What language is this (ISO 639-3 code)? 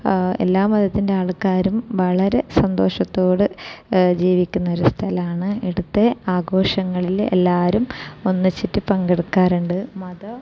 mal